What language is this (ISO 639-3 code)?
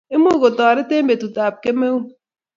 kln